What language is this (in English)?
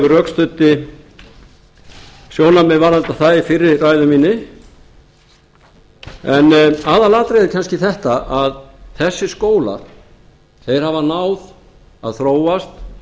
Icelandic